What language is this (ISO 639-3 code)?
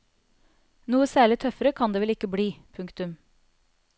nor